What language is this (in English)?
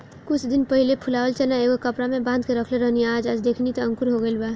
Bhojpuri